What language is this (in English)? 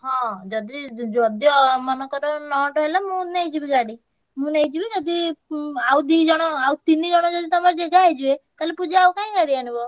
Odia